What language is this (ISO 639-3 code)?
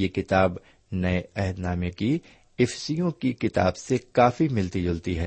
urd